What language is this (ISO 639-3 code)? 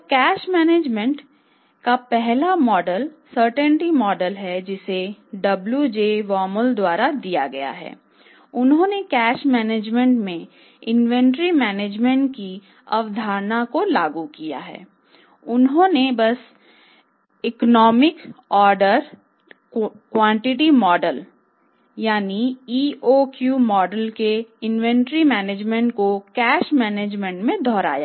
hin